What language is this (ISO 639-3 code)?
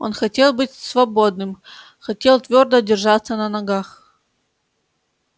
rus